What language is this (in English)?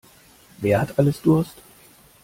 German